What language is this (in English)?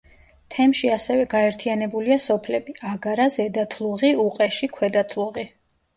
Georgian